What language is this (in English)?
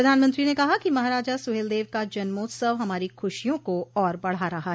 Hindi